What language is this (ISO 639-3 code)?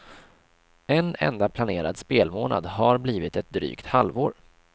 swe